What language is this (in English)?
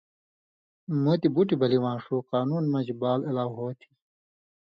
Indus Kohistani